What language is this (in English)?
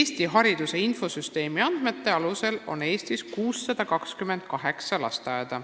Estonian